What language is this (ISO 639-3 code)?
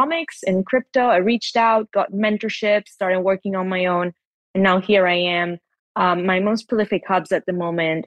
eng